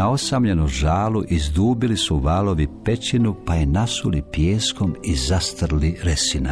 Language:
Croatian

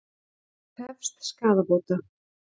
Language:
Icelandic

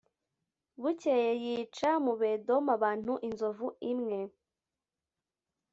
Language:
Kinyarwanda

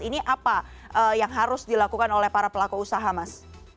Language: Indonesian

